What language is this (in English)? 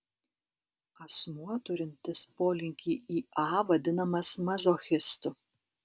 Lithuanian